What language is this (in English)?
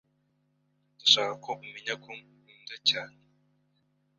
Kinyarwanda